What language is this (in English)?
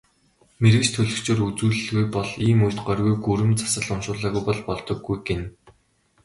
Mongolian